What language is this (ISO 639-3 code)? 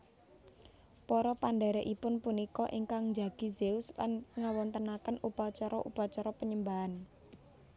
jav